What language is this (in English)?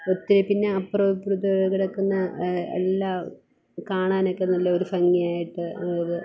Malayalam